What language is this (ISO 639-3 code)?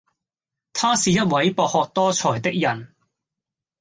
yue